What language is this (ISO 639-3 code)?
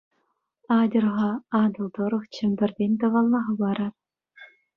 chv